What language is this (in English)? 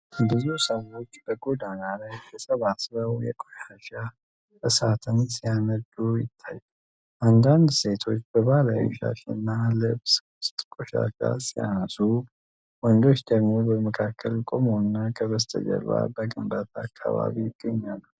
Amharic